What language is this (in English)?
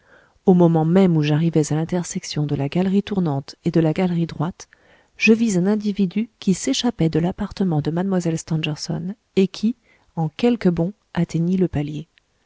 French